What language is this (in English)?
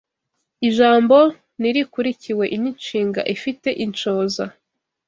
Kinyarwanda